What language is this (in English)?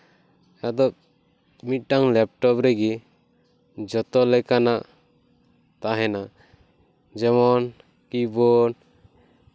Santali